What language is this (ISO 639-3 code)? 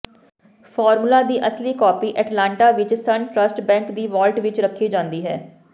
pan